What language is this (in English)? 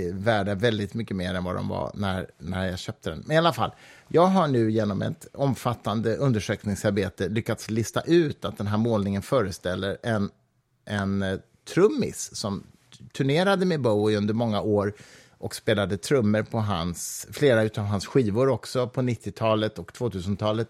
Swedish